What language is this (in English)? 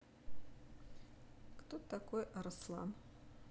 Russian